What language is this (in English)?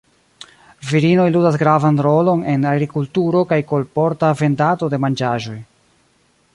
Esperanto